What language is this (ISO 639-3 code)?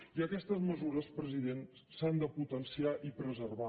cat